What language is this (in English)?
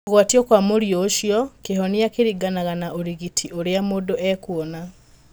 Kikuyu